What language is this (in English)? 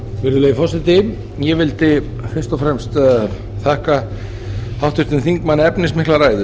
Icelandic